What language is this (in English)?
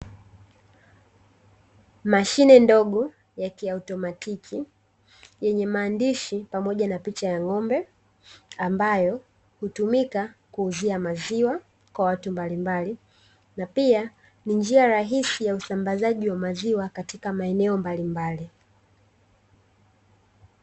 Swahili